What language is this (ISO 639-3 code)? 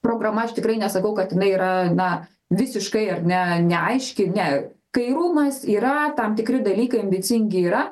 lit